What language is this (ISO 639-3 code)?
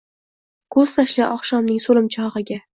uzb